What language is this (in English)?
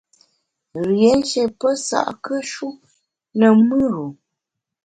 Bamun